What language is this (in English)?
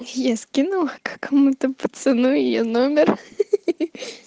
Russian